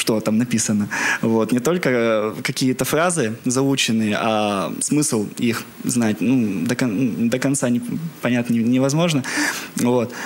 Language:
Russian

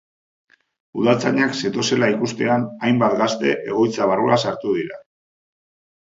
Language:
Basque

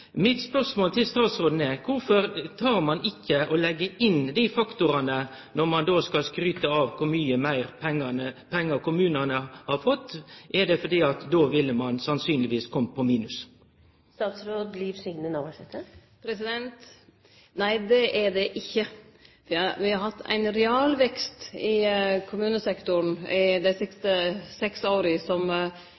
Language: Norwegian Nynorsk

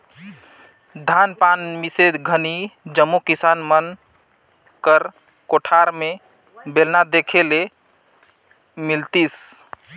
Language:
Chhattisgarhi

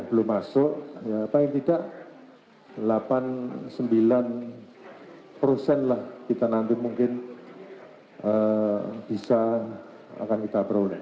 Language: Indonesian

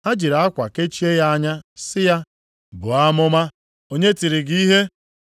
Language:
Igbo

